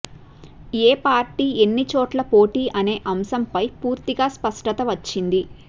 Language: Telugu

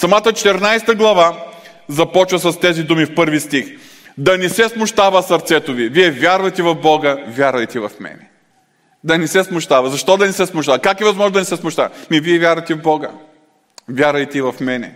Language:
Bulgarian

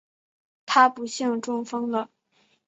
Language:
Chinese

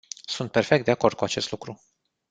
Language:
Romanian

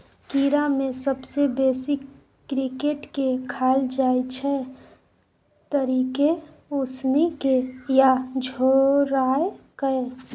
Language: Maithili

